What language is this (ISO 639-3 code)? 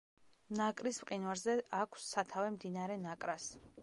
kat